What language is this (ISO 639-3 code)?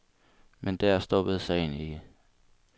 dan